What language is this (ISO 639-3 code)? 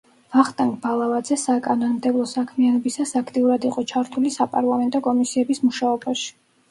kat